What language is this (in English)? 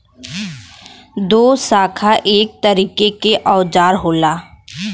Bhojpuri